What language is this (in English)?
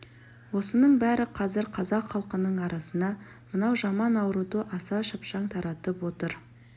Kazakh